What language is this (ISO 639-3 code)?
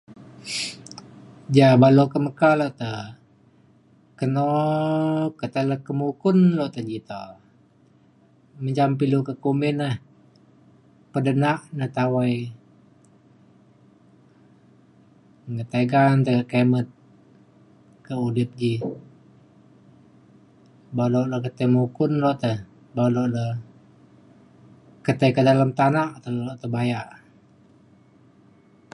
xkl